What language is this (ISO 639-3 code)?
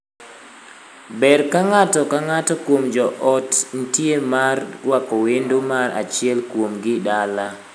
luo